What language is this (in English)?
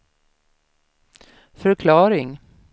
Swedish